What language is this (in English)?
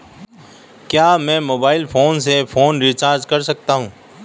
Hindi